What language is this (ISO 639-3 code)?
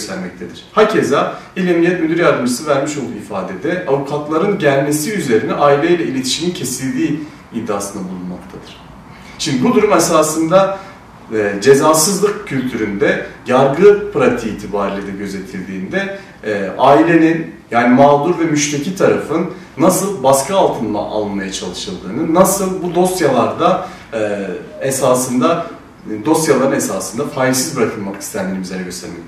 tur